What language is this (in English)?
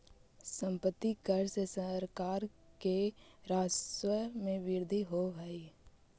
Magahi